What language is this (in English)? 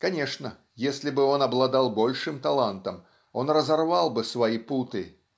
Russian